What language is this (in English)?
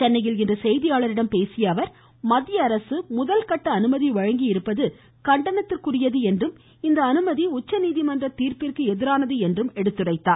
Tamil